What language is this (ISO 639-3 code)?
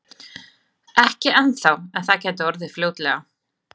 isl